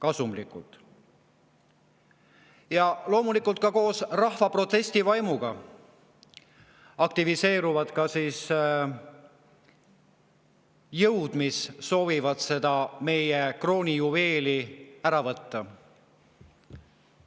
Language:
Estonian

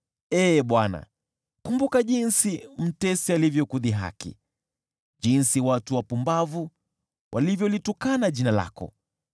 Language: Swahili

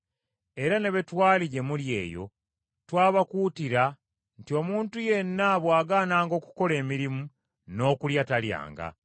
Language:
Ganda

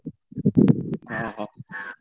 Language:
Odia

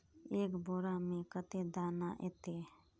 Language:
Magahi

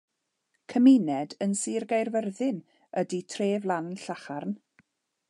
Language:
Welsh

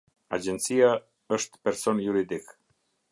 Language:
Albanian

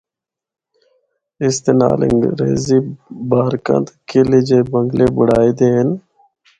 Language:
Northern Hindko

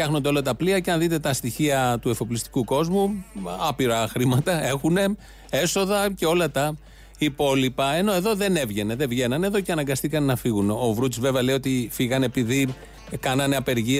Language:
Greek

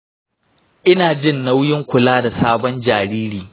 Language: Hausa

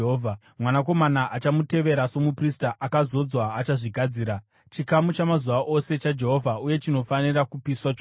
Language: Shona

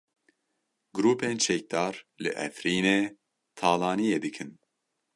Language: Kurdish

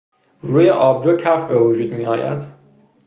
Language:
Persian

